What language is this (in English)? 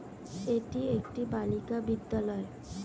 Bangla